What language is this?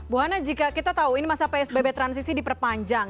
Indonesian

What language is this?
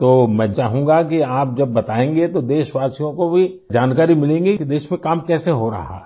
Hindi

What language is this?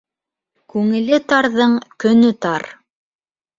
Bashkir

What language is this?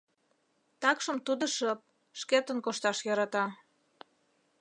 Mari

